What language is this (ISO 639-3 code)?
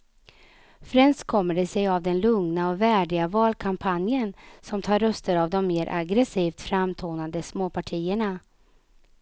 swe